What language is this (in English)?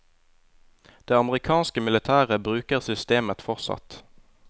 Norwegian